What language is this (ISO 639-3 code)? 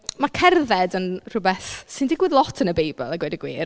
cym